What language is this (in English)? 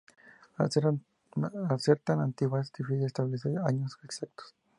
Spanish